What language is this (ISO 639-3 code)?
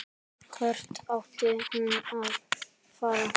isl